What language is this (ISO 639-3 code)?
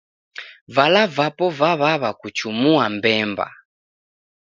dav